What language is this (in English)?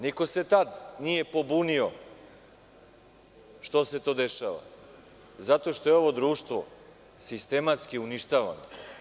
Serbian